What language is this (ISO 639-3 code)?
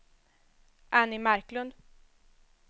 swe